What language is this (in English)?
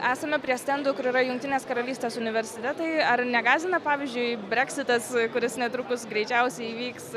Lithuanian